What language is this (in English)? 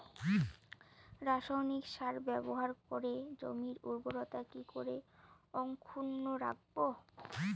Bangla